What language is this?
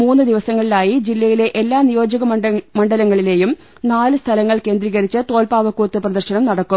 Malayalam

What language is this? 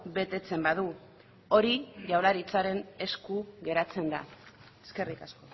Basque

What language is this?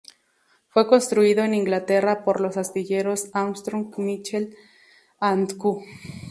Spanish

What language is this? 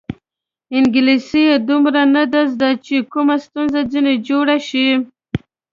Pashto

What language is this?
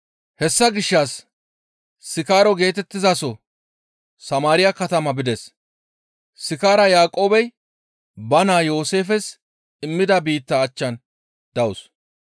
Gamo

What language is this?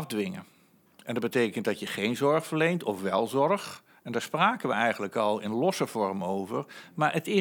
Dutch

